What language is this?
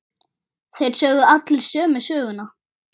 Icelandic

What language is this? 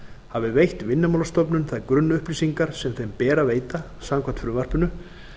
Icelandic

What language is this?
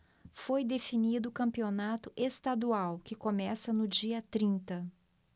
Portuguese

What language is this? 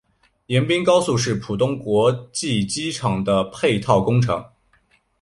Chinese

